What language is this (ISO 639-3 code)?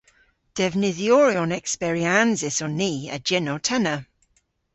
cor